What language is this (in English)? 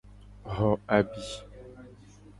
Gen